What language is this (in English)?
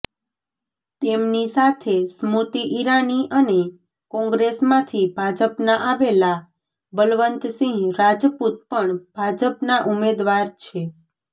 Gujarati